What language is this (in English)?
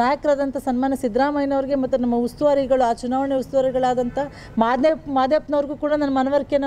Kannada